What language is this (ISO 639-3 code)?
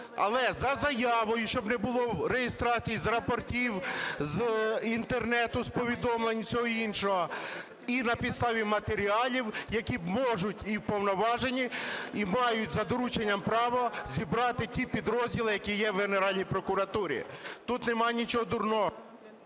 ukr